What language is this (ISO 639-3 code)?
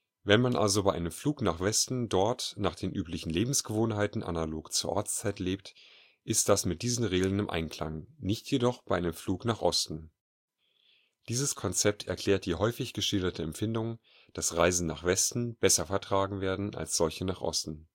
deu